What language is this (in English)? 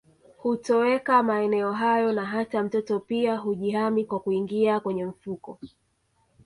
Swahili